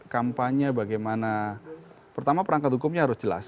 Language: Indonesian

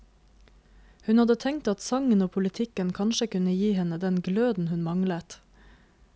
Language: Norwegian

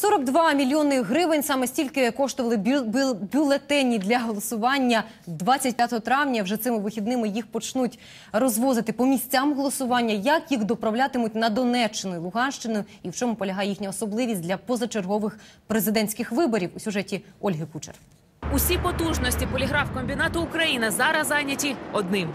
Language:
Ukrainian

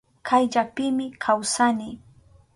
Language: Southern Pastaza Quechua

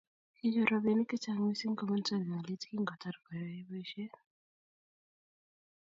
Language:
Kalenjin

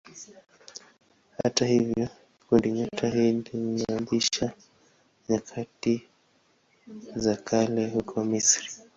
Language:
Swahili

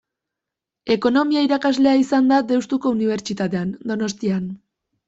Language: Basque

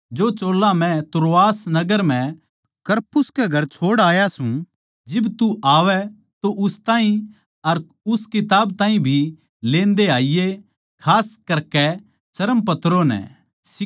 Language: Haryanvi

